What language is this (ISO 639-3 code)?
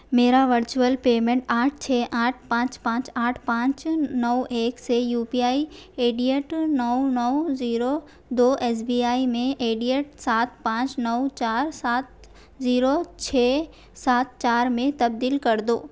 urd